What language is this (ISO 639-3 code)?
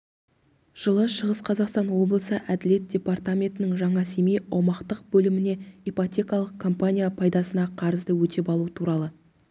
kaz